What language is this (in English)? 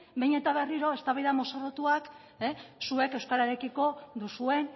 Basque